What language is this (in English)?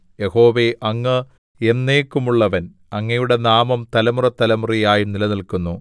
Malayalam